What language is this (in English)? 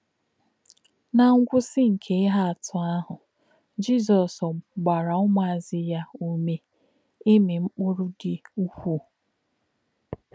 Igbo